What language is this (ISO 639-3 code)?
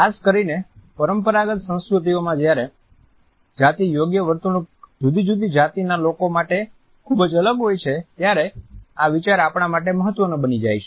guj